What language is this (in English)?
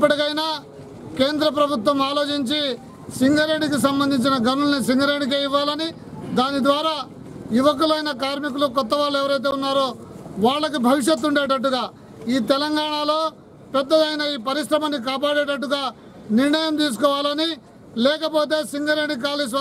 Telugu